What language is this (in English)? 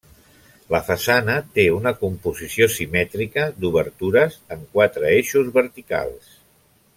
Catalan